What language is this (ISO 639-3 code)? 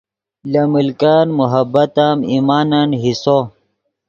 ydg